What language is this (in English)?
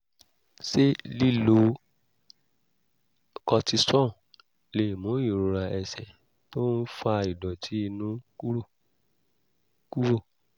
Yoruba